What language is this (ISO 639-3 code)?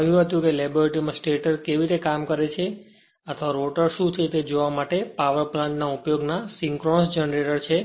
guj